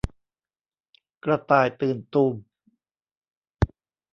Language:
Thai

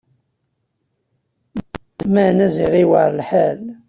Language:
Kabyle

